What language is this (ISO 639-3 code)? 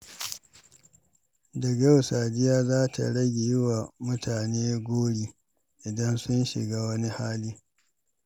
hau